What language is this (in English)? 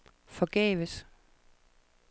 Danish